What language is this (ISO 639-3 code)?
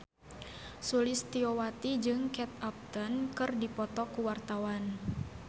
sun